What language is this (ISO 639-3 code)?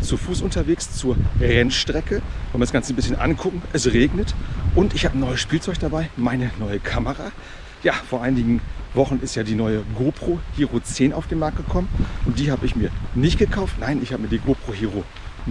deu